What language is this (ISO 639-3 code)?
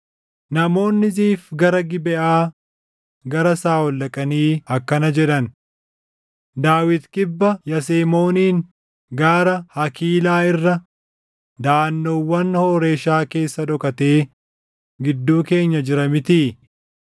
orm